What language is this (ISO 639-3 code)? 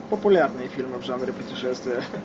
rus